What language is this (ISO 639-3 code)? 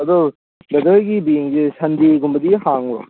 mni